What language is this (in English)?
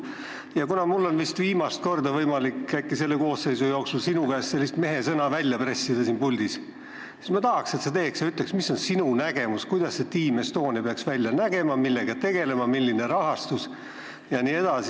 Estonian